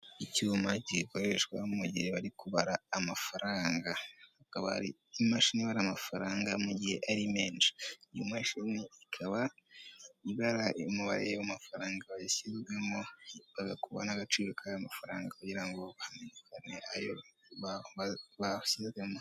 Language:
Kinyarwanda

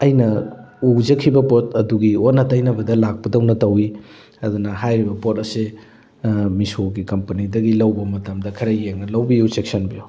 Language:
Manipuri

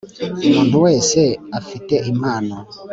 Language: Kinyarwanda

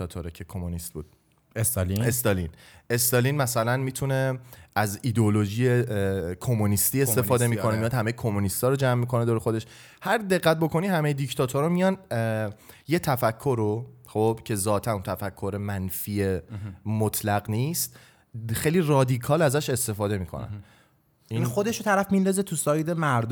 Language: Persian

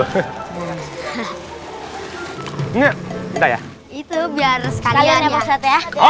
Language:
Indonesian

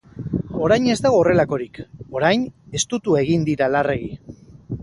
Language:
Basque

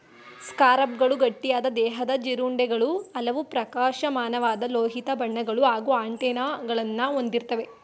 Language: Kannada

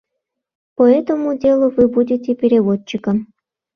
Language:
Mari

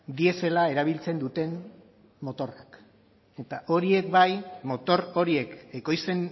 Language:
Basque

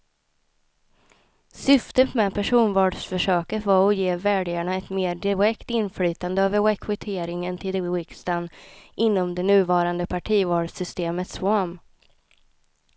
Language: Swedish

